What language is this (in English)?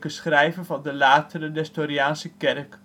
Dutch